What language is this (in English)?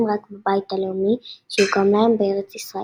Hebrew